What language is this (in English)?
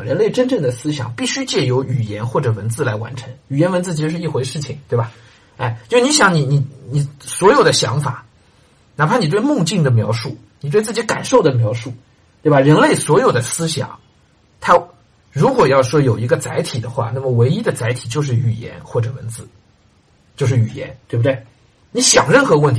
Chinese